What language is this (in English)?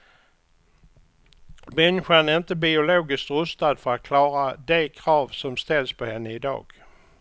Swedish